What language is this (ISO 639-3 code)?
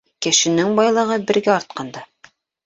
bak